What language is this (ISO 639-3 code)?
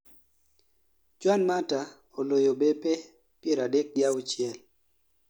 luo